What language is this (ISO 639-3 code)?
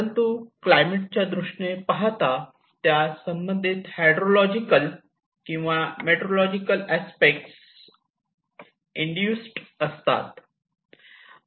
mar